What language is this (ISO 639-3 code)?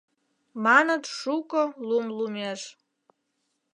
chm